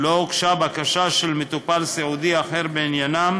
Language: Hebrew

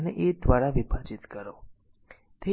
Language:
Gujarati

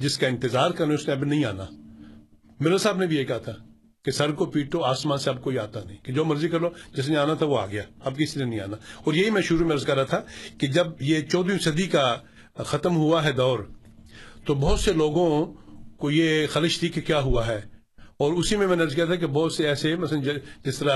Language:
Urdu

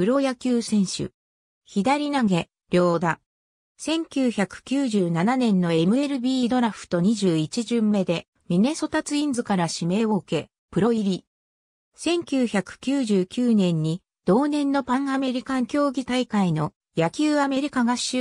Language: Japanese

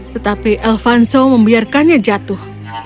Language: Indonesian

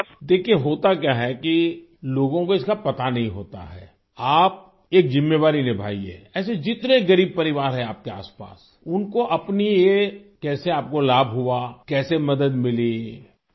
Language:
Urdu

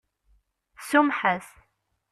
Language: Kabyle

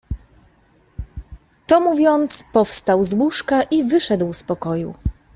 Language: Polish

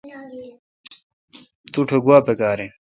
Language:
Kalkoti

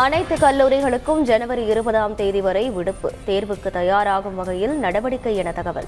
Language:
Tamil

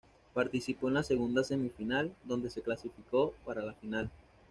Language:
Spanish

